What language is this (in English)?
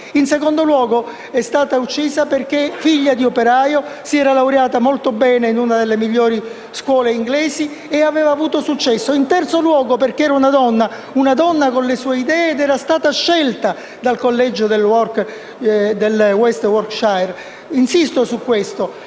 Italian